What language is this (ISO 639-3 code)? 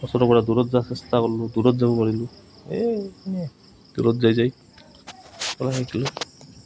asm